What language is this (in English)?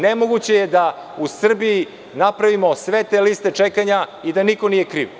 Serbian